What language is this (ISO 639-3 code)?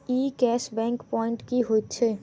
mai